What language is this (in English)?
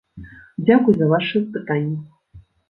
Belarusian